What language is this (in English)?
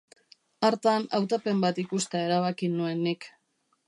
Basque